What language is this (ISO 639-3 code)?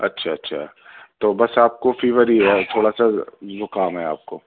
urd